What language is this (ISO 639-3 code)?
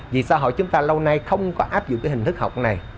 vie